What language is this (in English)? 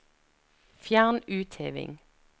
Norwegian